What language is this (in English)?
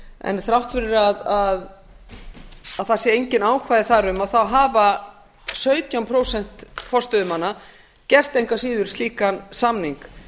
Icelandic